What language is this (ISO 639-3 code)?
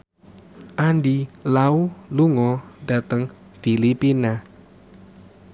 jav